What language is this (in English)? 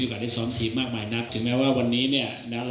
Thai